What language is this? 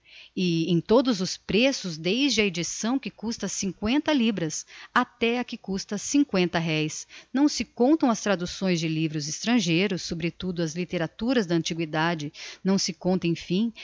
Portuguese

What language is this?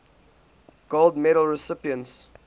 English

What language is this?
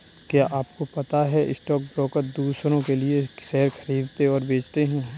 Hindi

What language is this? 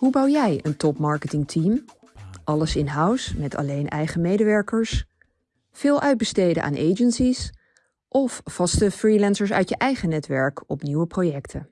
Dutch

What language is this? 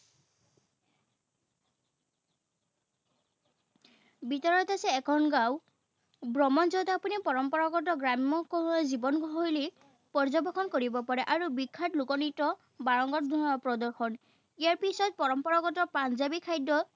Assamese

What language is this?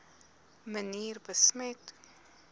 Afrikaans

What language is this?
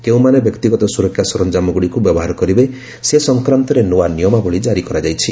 Odia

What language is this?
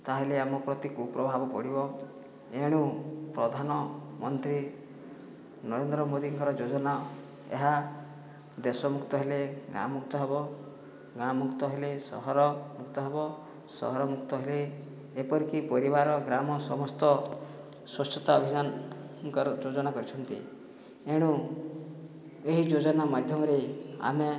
Odia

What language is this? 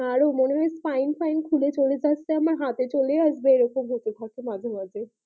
Bangla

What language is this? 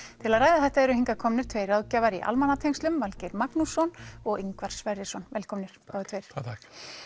Icelandic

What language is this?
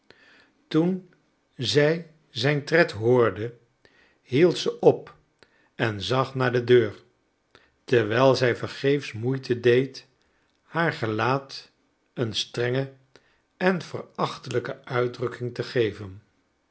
Dutch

